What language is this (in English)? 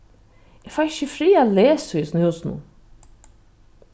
Faroese